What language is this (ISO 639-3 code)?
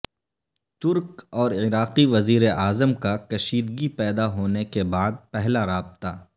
urd